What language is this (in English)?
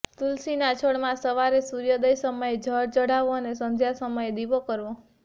Gujarati